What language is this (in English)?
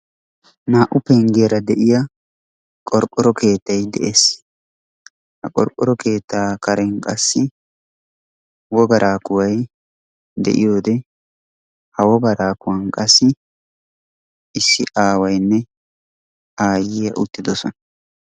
Wolaytta